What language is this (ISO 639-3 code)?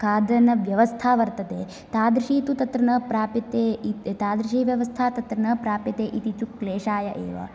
san